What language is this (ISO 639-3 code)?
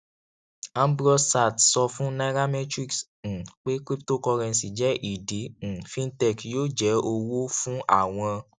yor